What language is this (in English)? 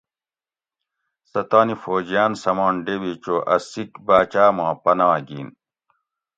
Gawri